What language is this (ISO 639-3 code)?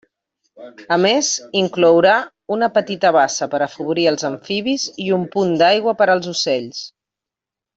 cat